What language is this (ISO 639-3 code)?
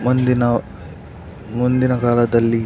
kan